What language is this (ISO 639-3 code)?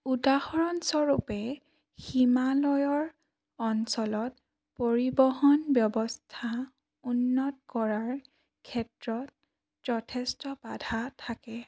asm